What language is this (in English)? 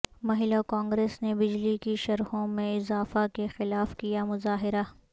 Urdu